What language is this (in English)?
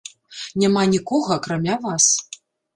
Belarusian